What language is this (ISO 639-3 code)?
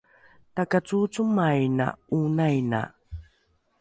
dru